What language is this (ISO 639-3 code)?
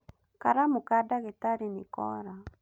kik